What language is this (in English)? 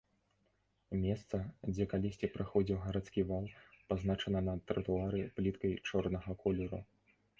Belarusian